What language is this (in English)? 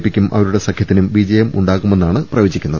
Malayalam